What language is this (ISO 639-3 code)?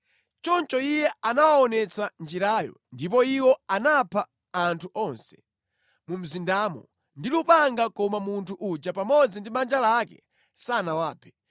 nya